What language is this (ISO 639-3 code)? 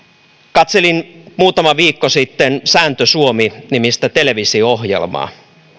fin